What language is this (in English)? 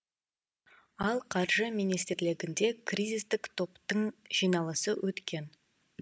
Kazakh